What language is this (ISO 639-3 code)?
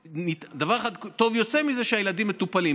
heb